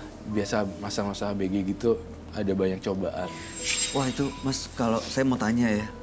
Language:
Indonesian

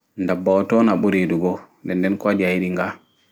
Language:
Fula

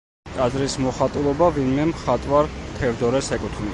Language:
Georgian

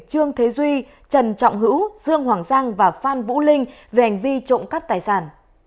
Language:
Vietnamese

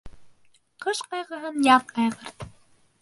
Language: Bashkir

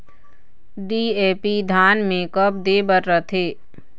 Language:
Chhattisgarhi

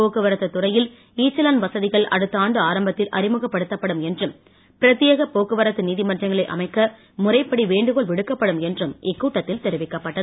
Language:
Tamil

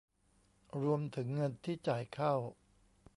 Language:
Thai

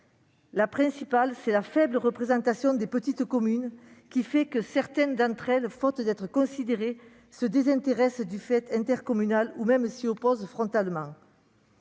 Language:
French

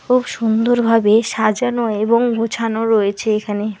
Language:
Bangla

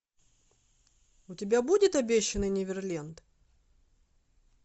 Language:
Russian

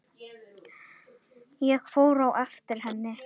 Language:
Icelandic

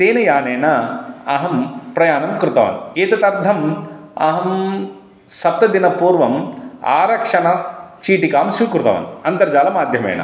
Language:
Sanskrit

